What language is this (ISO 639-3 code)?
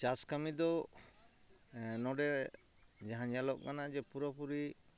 sat